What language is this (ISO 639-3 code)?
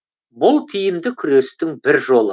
kaz